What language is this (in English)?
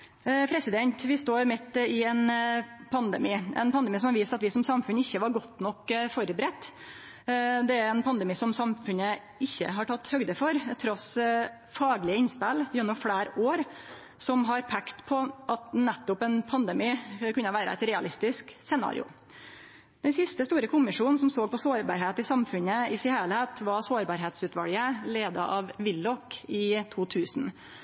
Norwegian Nynorsk